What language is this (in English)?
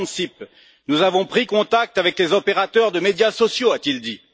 French